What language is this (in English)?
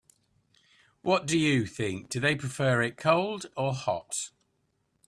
English